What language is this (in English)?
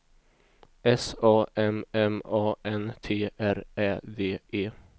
Swedish